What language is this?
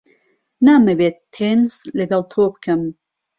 Central Kurdish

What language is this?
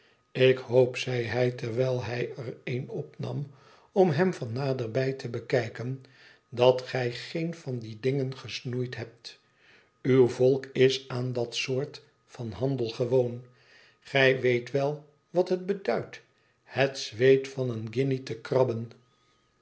Dutch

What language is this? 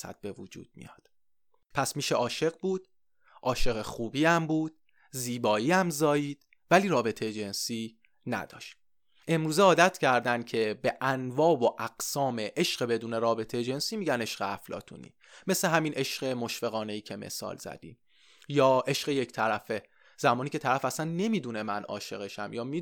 Persian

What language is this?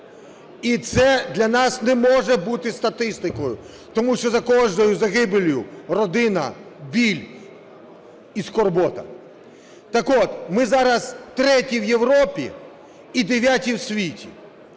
Ukrainian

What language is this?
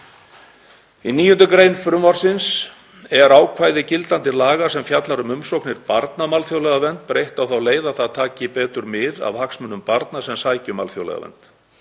Icelandic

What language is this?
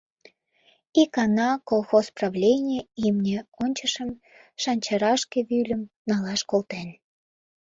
Mari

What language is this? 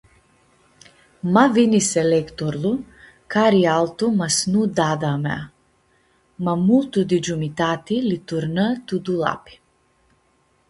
Aromanian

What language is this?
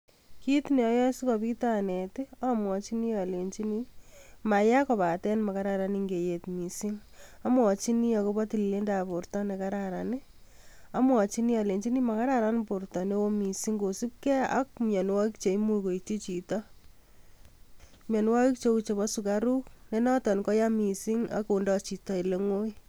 Kalenjin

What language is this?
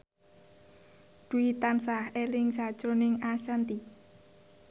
Javanese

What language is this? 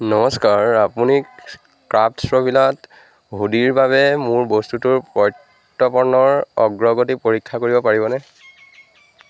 Assamese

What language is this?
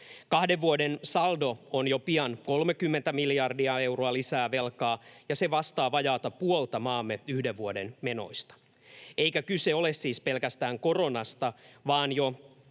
Finnish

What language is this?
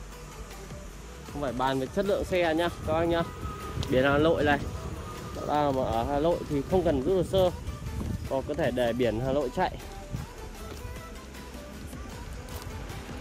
Vietnamese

